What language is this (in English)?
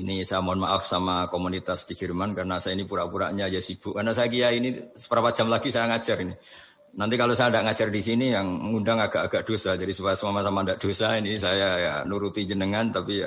Indonesian